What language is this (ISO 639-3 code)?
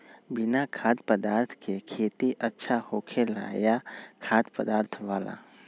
mag